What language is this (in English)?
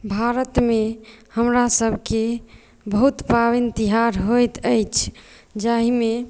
Maithili